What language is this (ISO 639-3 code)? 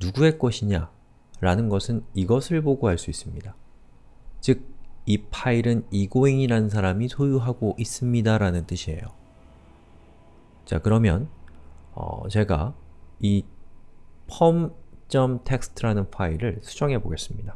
kor